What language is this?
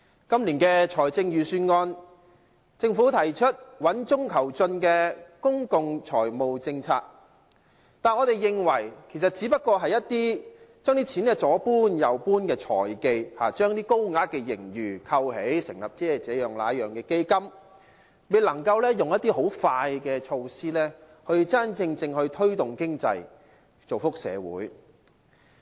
Cantonese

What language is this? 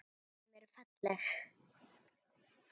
Icelandic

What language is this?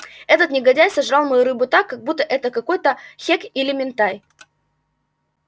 Russian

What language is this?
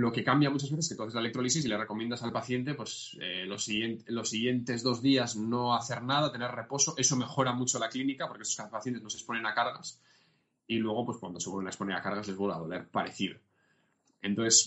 Spanish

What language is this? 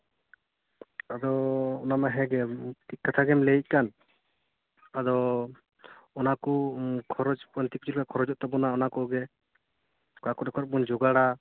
Santali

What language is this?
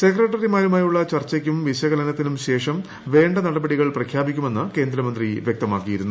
Malayalam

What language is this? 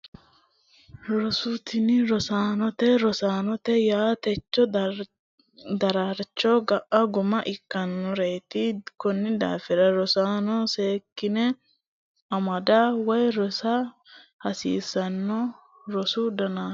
Sidamo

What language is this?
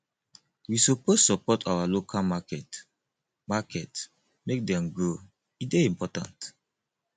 Nigerian Pidgin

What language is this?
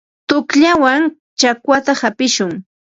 Ambo-Pasco Quechua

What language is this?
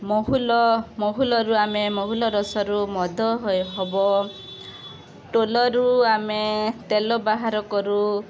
Odia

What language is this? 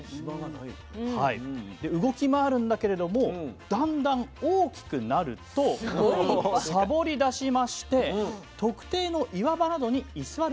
Japanese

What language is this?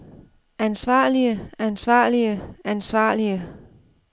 Danish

